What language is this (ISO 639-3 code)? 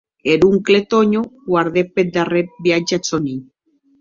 oci